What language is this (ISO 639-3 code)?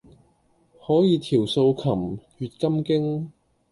yue